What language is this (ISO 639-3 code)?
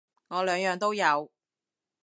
yue